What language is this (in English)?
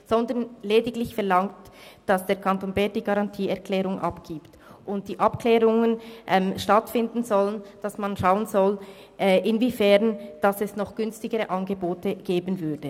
Swiss German